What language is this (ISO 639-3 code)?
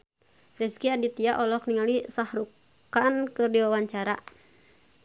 sun